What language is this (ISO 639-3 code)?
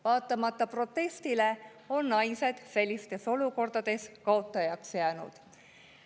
est